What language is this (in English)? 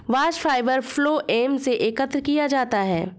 Hindi